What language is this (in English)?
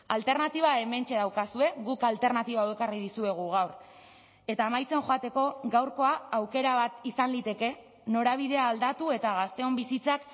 Basque